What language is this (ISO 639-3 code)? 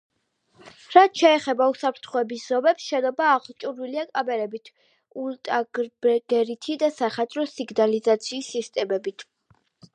kat